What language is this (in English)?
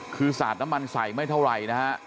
Thai